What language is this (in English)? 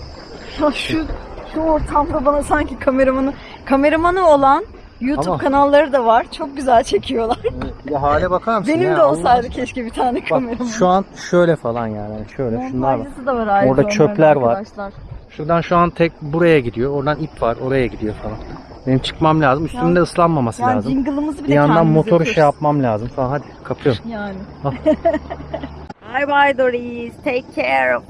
Turkish